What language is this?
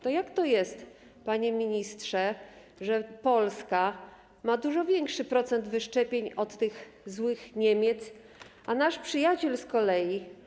Polish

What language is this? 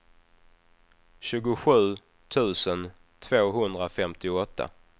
Swedish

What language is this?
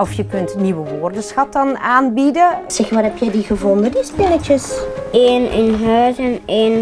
Dutch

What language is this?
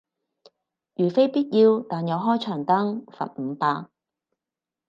Cantonese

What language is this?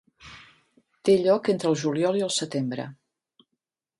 Catalan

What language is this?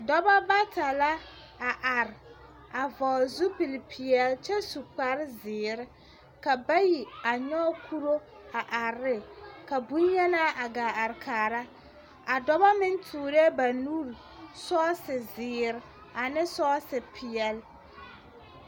Southern Dagaare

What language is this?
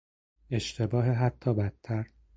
Persian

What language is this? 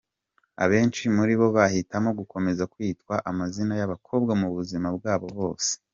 Kinyarwanda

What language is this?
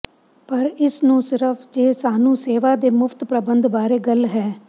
Punjabi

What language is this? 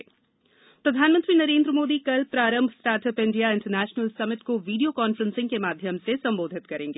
Hindi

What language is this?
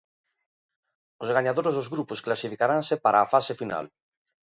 Galician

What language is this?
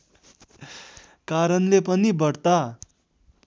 Nepali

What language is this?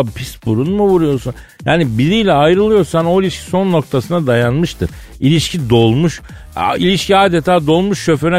Turkish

